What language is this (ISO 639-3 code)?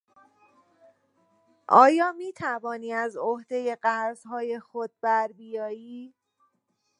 fas